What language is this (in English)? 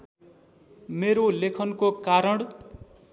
Nepali